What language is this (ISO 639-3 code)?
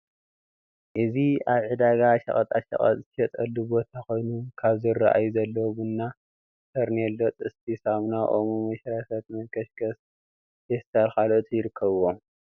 tir